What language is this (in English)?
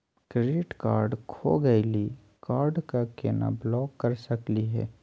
Magahi